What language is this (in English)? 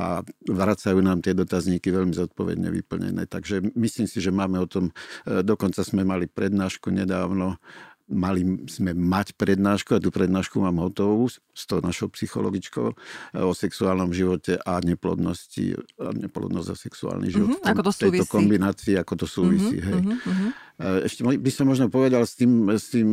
Slovak